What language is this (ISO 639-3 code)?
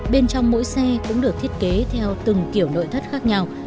vie